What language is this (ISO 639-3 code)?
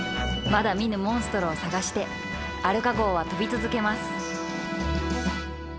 jpn